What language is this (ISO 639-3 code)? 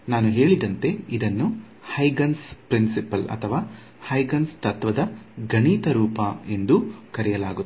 kan